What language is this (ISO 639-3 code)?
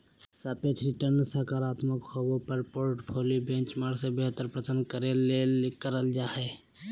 mag